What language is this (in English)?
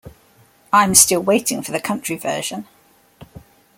English